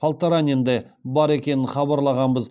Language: Kazakh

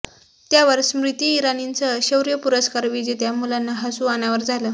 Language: Marathi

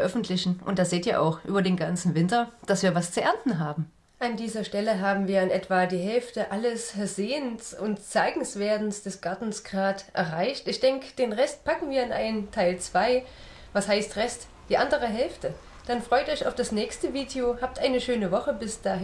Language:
German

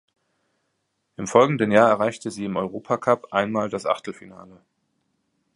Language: German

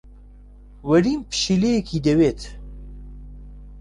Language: Central Kurdish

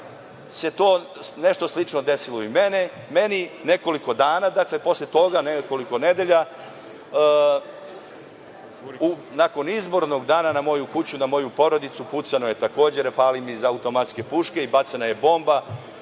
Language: Serbian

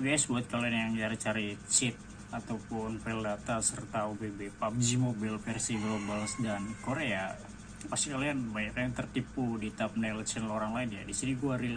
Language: Indonesian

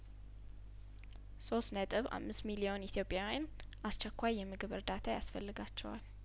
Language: Amharic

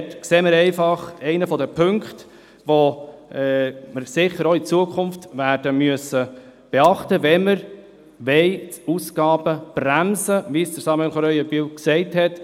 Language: Swiss German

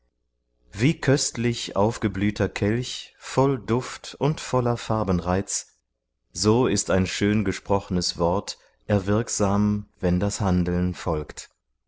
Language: German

